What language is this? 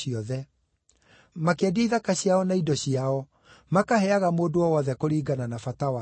Kikuyu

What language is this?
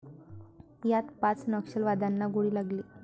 Marathi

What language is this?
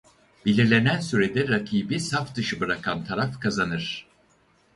Turkish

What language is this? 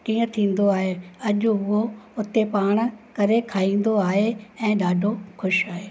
Sindhi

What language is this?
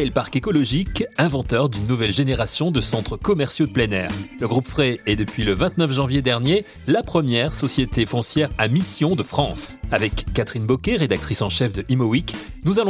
French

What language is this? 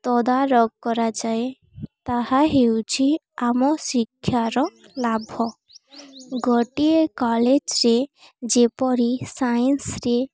Odia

